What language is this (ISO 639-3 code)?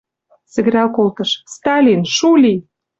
mrj